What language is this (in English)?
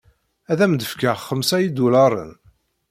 Kabyle